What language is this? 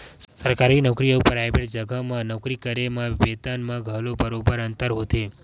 Chhattisgarhi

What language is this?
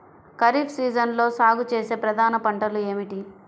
Telugu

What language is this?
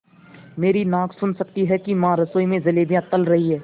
Hindi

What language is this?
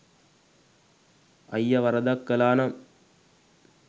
Sinhala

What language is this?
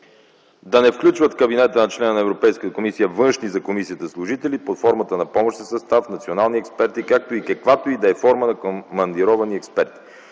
Bulgarian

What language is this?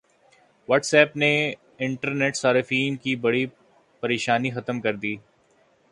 Urdu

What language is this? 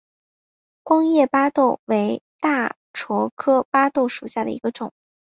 Chinese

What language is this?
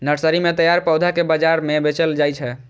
Maithili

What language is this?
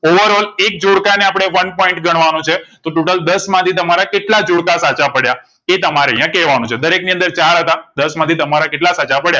Gujarati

